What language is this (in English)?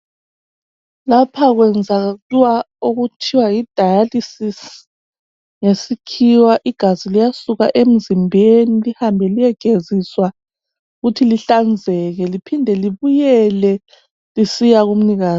North Ndebele